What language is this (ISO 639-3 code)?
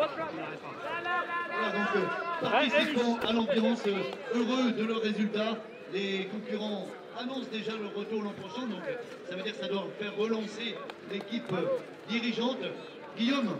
fra